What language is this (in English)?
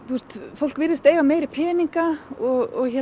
Icelandic